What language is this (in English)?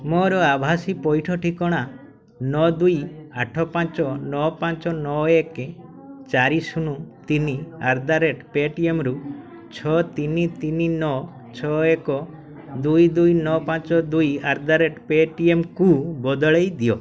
Odia